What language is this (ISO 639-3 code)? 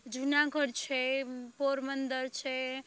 guj